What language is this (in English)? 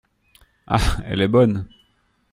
French